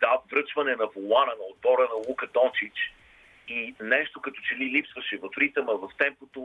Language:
Bulgarian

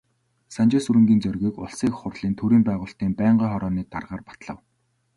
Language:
Mongolian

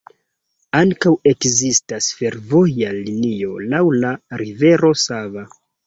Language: Esperanto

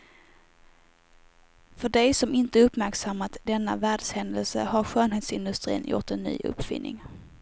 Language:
Swedish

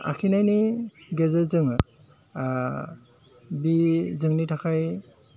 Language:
Bodo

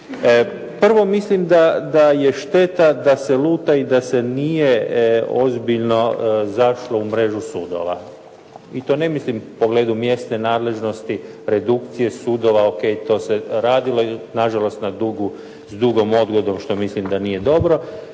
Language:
Croatian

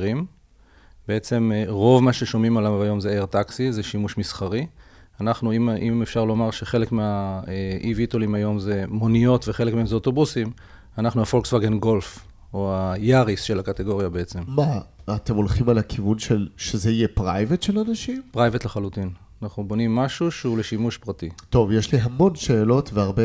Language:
Hebrew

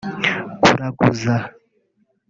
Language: Kinyarwanda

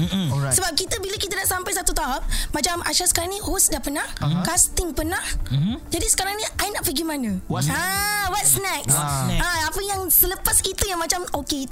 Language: Malay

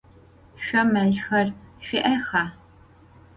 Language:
Adyghe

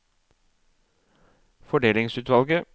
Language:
Norwegian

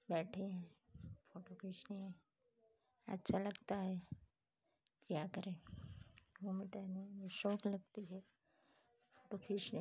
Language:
Hindi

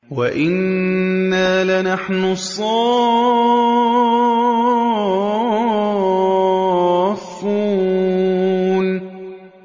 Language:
Arabic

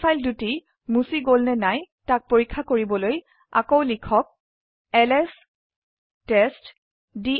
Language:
Assamese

